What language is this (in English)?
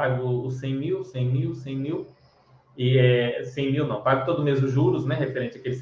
Portuguese